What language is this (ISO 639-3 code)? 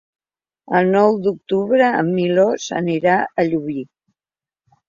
cat